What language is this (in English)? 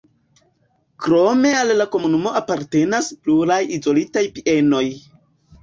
Esperanto